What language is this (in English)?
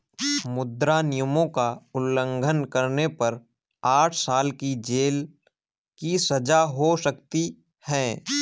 Hindi